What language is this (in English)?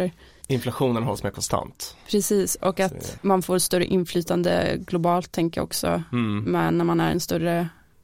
Swedish